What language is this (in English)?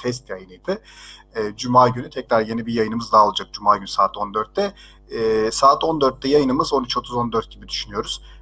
Turkish